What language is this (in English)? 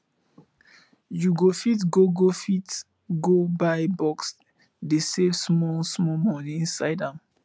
Nigerian Pidgin